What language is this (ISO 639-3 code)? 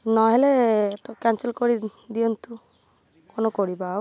ori